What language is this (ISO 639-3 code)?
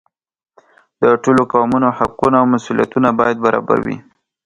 pus